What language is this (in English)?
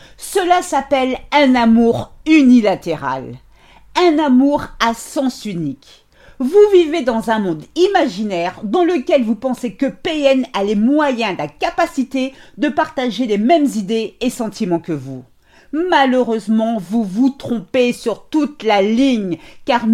French